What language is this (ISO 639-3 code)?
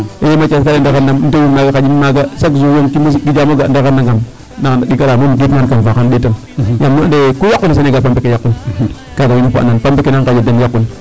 srr